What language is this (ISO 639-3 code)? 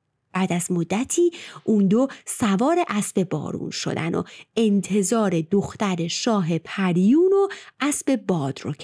fas